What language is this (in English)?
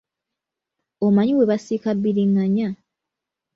Ganda